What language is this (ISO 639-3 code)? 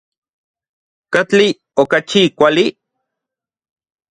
ncx